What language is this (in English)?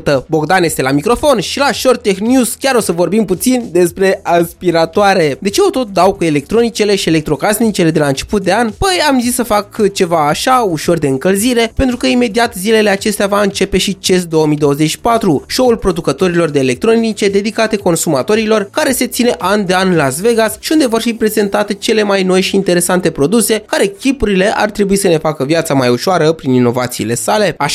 Romanian